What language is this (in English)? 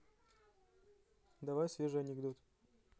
Russian